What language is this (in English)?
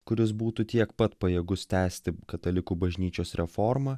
Lithuanian